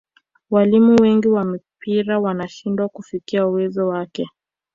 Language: Swahili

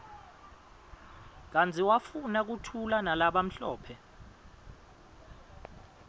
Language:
Swati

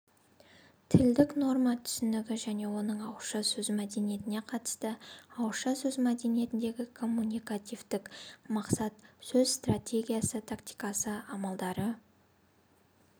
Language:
Kazakh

